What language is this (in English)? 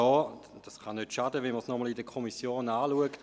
Swiss German